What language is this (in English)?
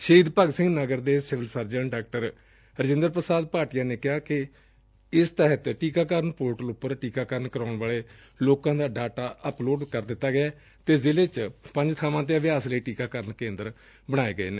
Punjabi